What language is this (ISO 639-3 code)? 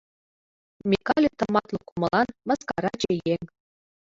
chm